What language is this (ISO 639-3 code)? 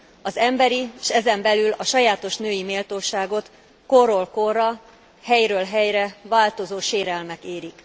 hun